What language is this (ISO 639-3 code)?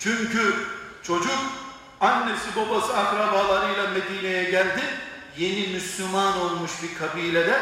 tur